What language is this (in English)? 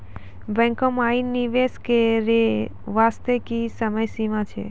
Maithili